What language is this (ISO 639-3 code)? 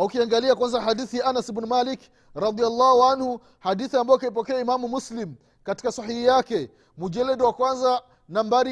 swa